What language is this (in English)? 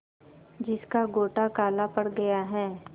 Hindi